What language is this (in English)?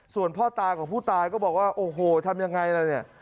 Thai